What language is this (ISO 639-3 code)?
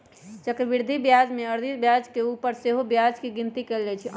mag